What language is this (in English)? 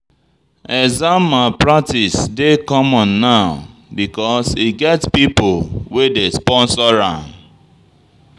Nigerian Pidgin